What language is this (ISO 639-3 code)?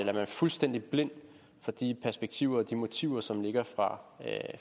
dan